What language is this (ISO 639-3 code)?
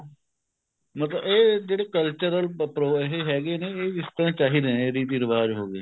pan